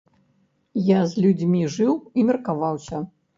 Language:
Belarusian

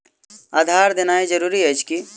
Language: Maithili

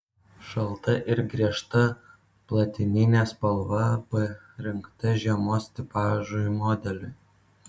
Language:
Lithuanian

